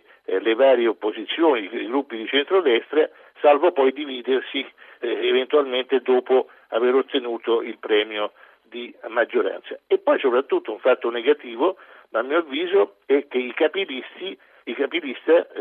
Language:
Italian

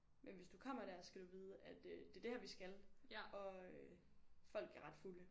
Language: Danish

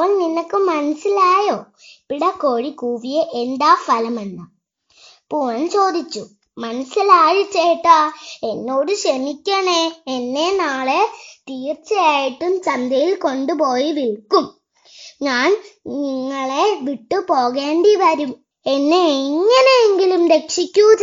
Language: Malayalam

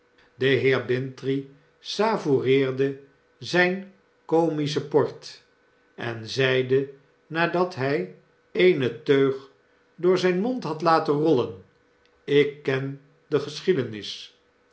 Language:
Dutch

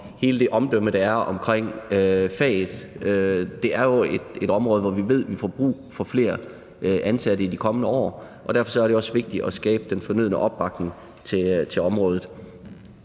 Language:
Danish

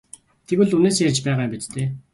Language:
Mongolian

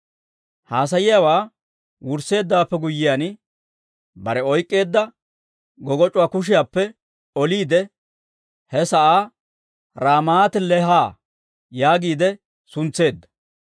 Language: Dawro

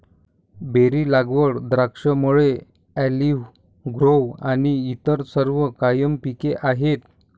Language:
Marathi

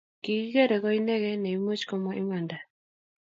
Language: Kalenjin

